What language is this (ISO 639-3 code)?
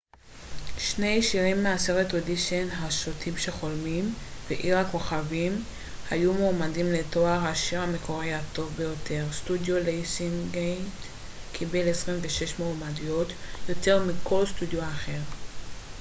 heb